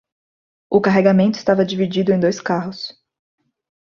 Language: Portuguese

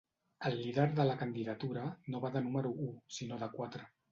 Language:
Catalan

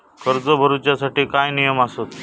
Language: Marathi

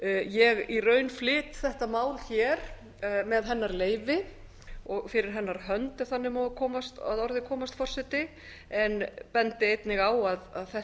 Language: Icelandic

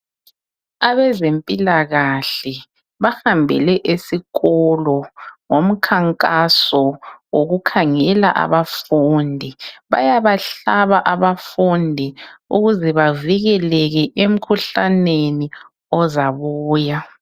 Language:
North Ndebele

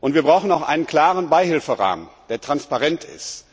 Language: German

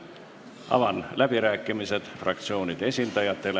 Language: Estonian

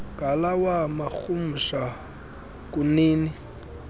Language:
Xhosa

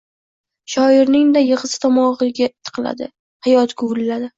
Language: Uzbek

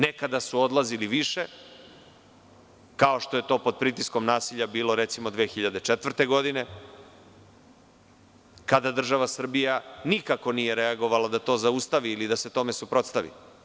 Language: Serbian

